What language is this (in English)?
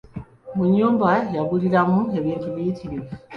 Ganda